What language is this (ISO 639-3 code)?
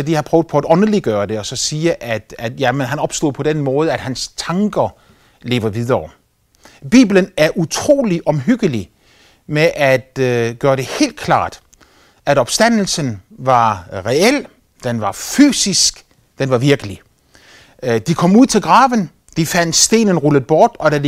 dan